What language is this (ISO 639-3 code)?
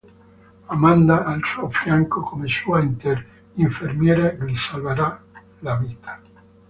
ita